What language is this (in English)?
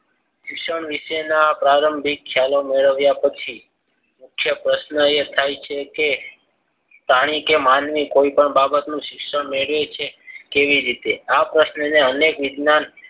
Gujarati